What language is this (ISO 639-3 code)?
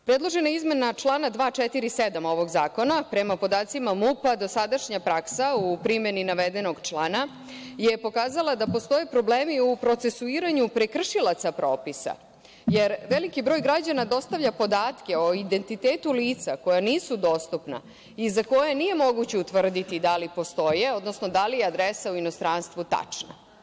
srp